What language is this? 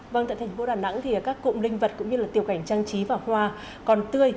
Vietnamese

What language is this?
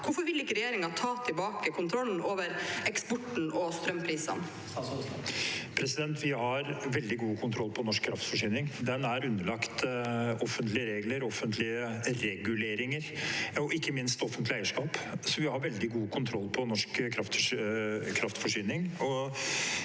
Norwegian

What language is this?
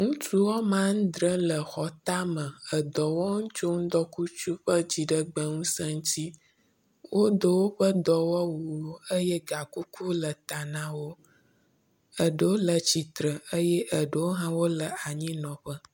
Ewe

